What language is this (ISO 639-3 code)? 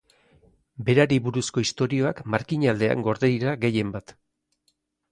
eus